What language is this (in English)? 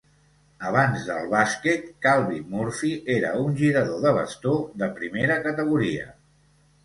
Catalan